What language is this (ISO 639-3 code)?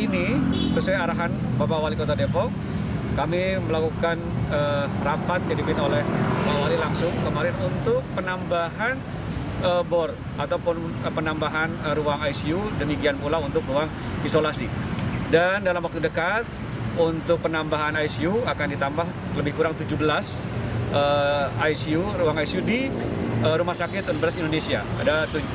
ind